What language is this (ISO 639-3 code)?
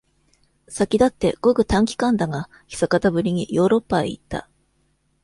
jpn